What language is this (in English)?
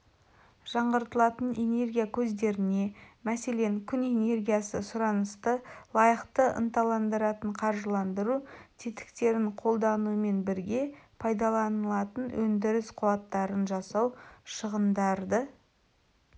Kazakh